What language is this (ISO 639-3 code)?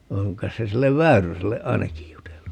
fin